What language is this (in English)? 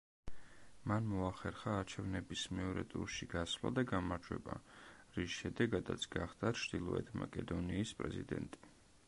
Georgian